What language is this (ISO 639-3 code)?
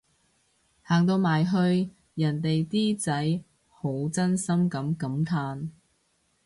yue